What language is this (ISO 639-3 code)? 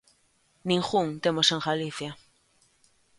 glg